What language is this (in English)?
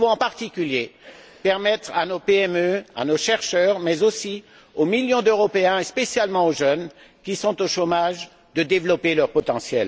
French